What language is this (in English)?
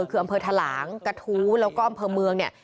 Thai